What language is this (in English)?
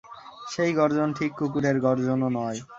Bangla